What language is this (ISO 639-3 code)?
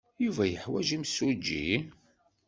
kab